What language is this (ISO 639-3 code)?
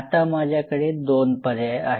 mar